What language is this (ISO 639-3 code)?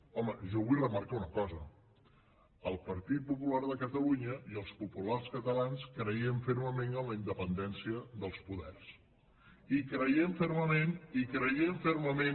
cat